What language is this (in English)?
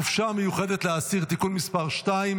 Hebrew